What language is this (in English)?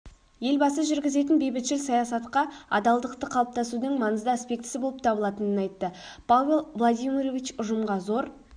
Kazakh